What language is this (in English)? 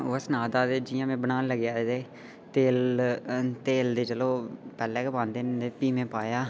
Dogri